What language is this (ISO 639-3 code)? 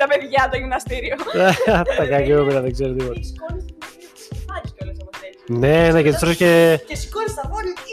ell